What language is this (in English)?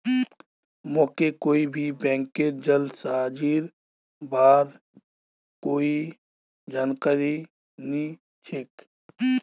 Magahi